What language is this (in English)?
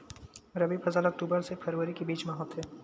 Chhattisgarhi